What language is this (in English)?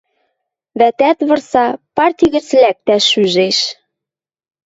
Western Mari